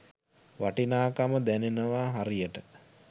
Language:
Sinhala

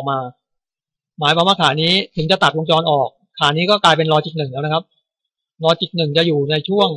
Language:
Thai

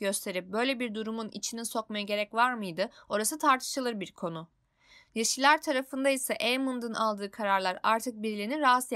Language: Turkish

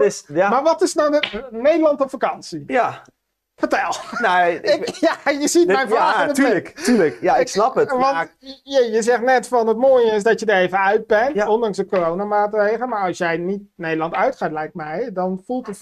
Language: Dutch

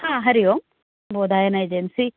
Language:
Sanskrit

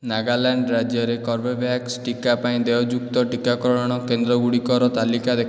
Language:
Odia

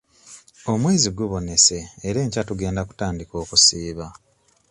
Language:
Ganda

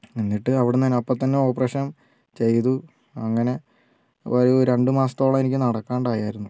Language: Malayalam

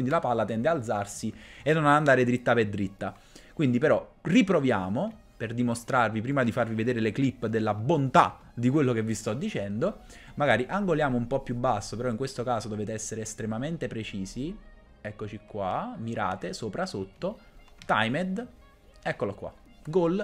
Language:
Italian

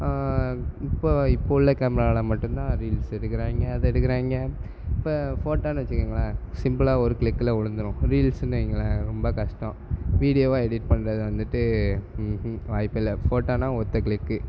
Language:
Tamil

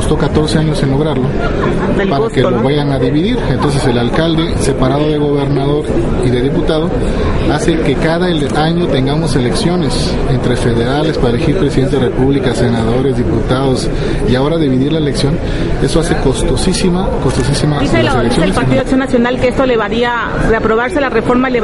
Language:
Spanish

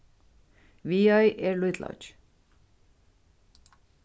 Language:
Faroese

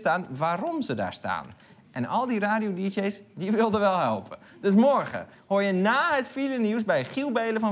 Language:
Dutch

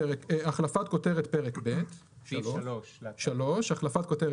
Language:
Hebrew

